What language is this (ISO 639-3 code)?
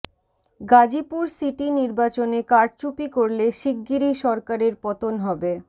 ben